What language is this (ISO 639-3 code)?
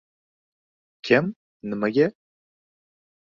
uzb